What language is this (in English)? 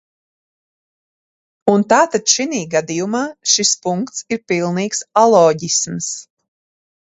Latvian